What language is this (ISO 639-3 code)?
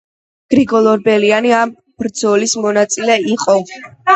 kat